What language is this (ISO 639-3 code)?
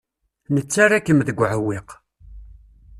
kab